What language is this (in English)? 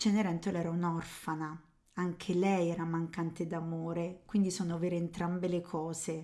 Italian